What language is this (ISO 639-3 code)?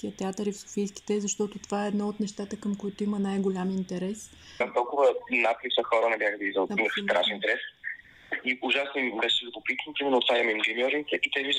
bul